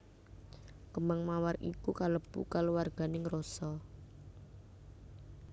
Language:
Javanese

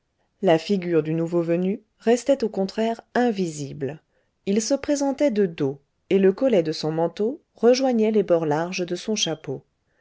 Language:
French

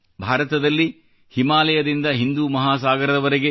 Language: Kannada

